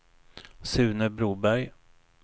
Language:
Swedish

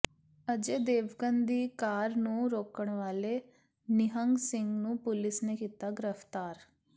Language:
Punjabi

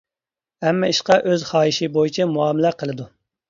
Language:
Uyghur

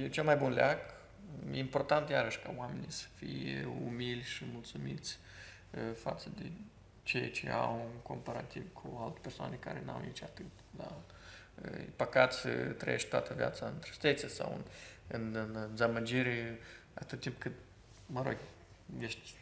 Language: Romanian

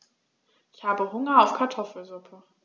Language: German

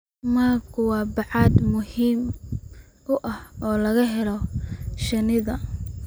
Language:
Somali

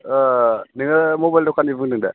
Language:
Bodo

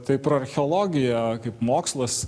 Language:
Lithuanian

